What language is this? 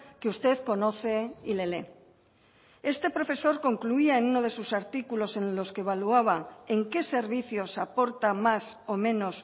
Spanish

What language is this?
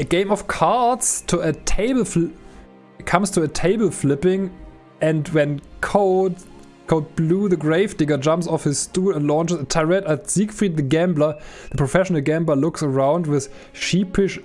German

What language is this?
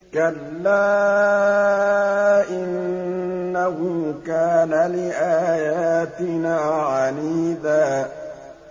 Arabic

